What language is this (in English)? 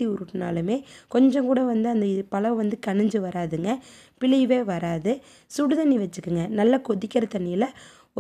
Tamil